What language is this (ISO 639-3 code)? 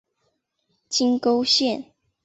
zho